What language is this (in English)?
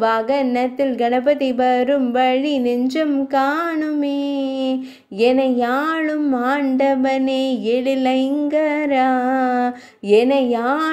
Tamil